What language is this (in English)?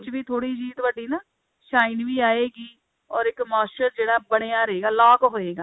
Punjabi